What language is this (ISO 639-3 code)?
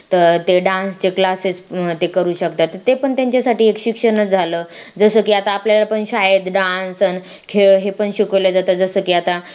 mar